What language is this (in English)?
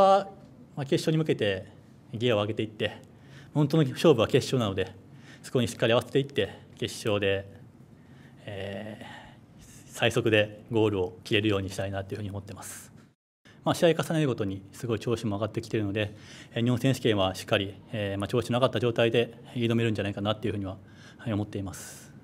Japanese